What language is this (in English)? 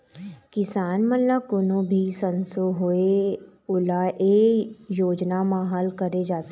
Chhattisgarhi